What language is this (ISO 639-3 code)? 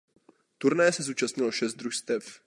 ces